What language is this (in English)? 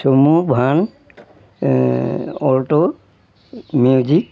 Assamese